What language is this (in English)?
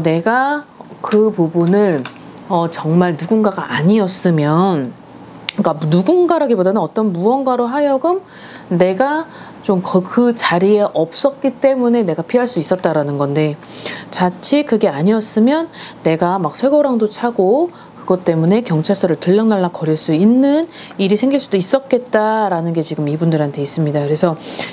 Korean